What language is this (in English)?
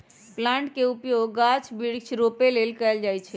Magahi